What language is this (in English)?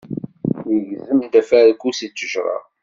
Kabyle